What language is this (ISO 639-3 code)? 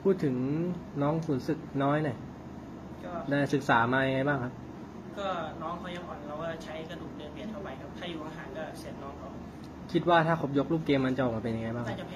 tha